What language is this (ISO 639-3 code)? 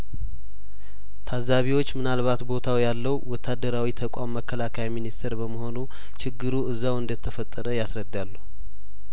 amh